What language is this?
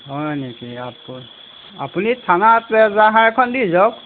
Assamese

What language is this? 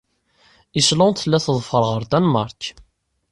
Kabyle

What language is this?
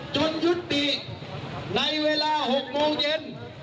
Thai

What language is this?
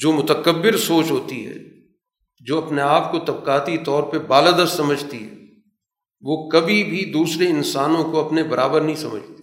Urdu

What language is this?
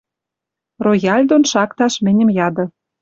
Western Mari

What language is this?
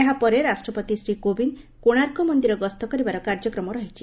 Odia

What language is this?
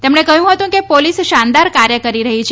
Gujarati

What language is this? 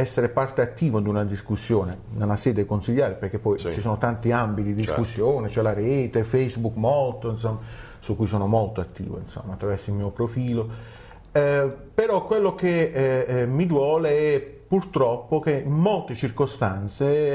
Italian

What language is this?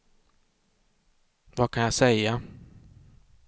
Swedish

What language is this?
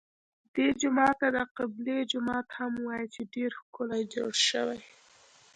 Pashto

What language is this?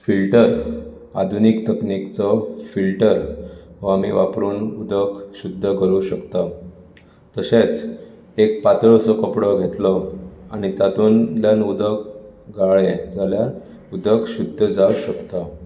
Konkani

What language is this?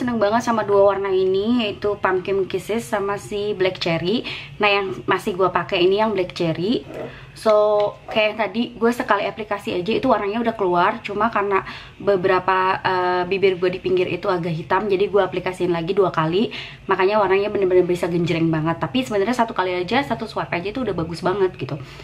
Indonesian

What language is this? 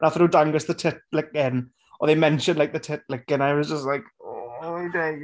Welsh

